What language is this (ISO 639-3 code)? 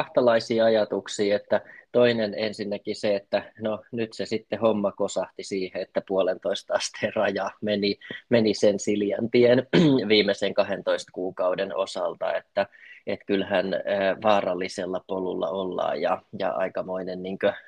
fin